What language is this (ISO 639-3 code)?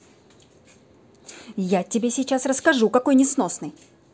rus